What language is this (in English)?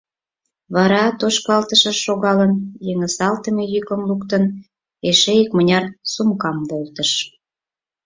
Mari